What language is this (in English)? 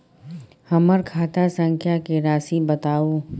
Maithili